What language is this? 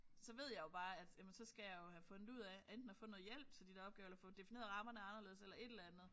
Danish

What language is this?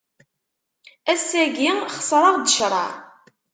Kabyle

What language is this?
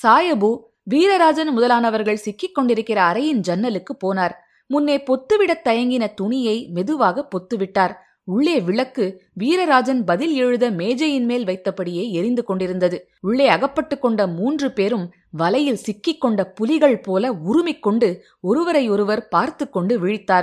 Tamil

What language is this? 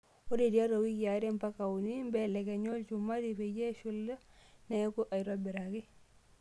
Masai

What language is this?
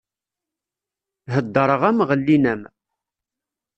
Kabyle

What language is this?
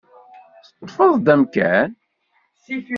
Kabyle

